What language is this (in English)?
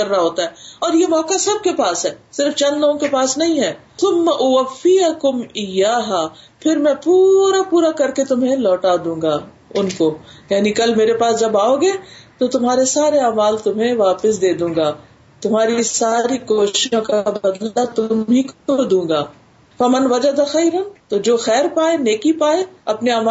Urdu